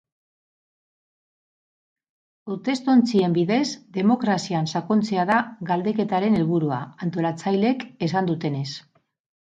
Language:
Basque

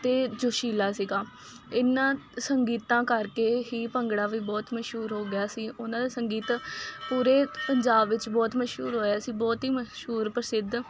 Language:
Punjabi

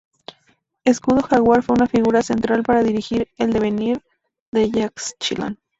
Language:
Spanish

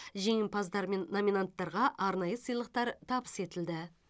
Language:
Kazakh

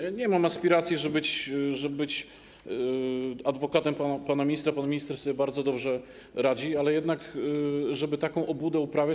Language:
Polish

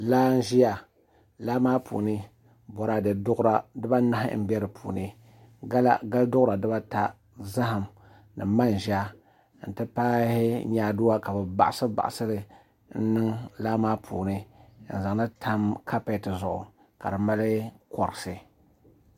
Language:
Dagbani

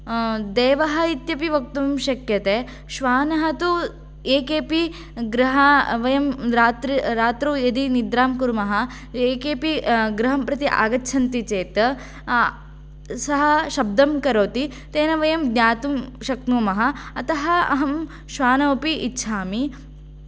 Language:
Sanskrit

